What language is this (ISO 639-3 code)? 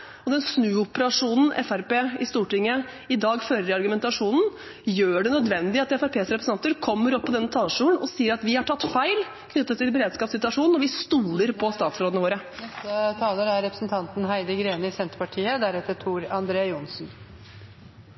nob